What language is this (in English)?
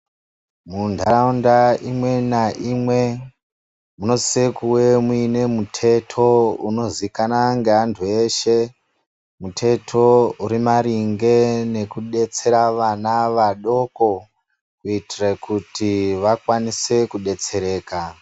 Ndau